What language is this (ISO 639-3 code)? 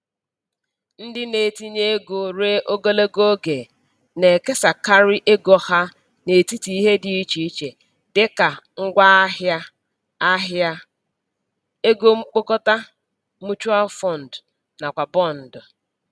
ibo